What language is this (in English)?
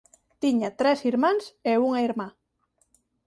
Galician